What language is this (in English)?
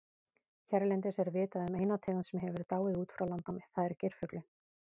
Icelandic